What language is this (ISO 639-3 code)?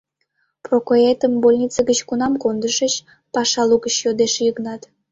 chm